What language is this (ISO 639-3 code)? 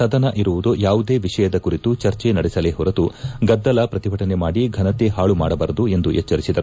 kan